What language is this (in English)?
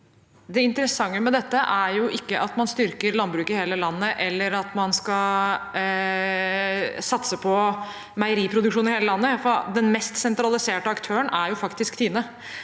Norwegian